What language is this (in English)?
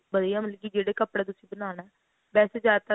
Punjabi